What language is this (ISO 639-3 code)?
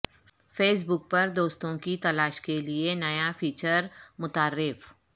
urd